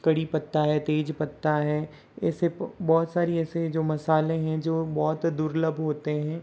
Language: Hindi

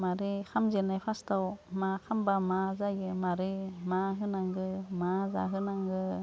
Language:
Bodo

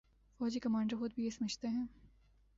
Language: Urdu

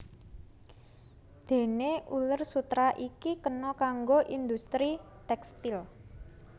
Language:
Javanese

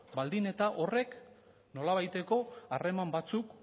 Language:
Basque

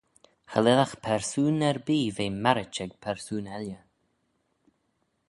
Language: Manx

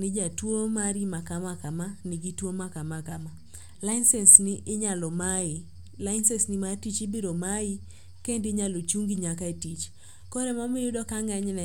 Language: Luo (Kenya and Tanzania)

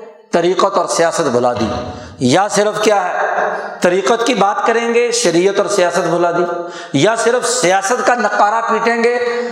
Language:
Urdu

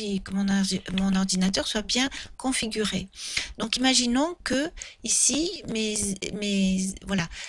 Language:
French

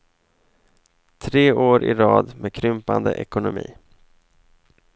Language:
Swedish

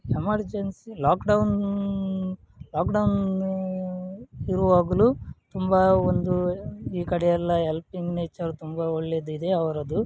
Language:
Kannada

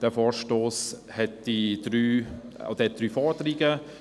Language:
Swiss German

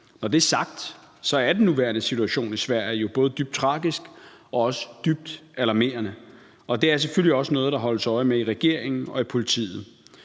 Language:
Danish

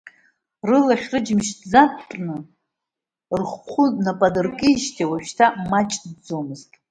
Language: Abkhazian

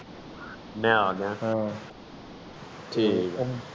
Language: Punjabi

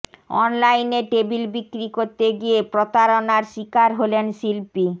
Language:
Bangla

